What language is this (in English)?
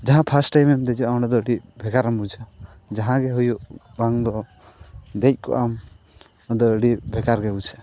Santali